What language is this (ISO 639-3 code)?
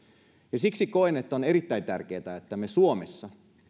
fin